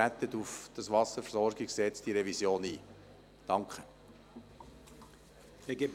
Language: Swiss German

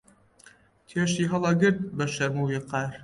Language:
Central Kurdish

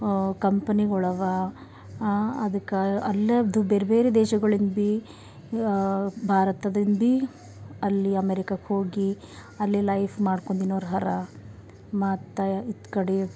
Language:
Kannada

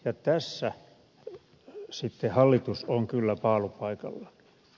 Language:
Finnish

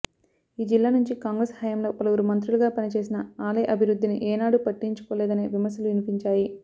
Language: Telugu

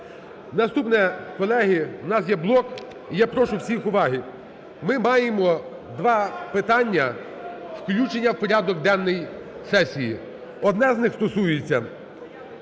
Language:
Ukrainian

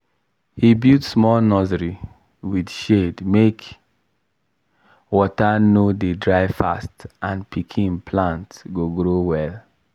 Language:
Nigerian Pidgin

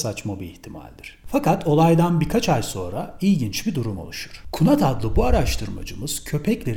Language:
Turkish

